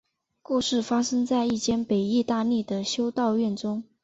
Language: Chinese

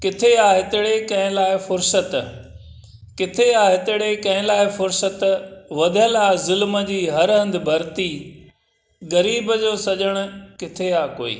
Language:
Sindhi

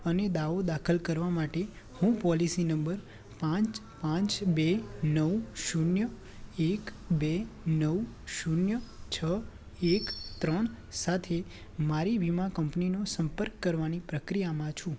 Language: Gujarati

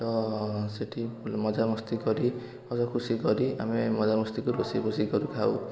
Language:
Odia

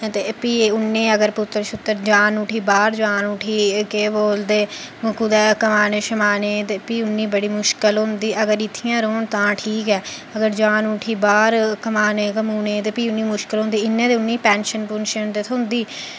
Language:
Dogri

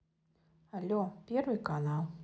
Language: Russian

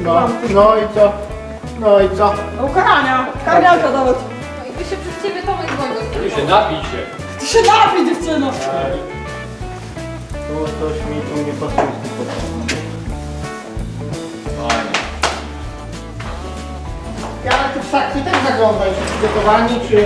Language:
Polish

